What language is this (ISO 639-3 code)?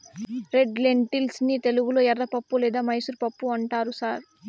tel